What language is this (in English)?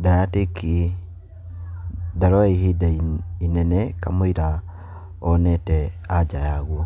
Kikuyu